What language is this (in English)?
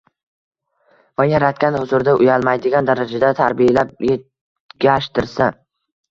Uzbek